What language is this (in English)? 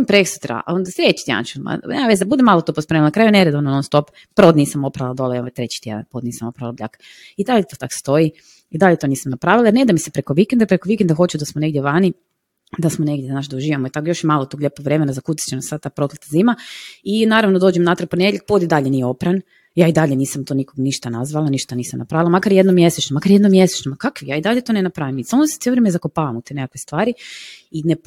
Croatian